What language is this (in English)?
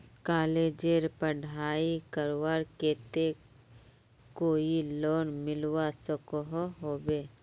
Magahi